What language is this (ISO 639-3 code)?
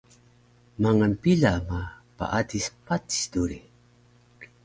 trv